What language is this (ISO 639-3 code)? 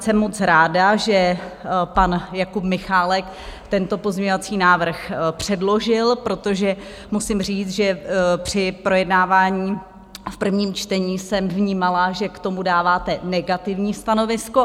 ces